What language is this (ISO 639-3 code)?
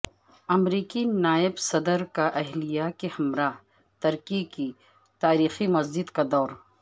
urd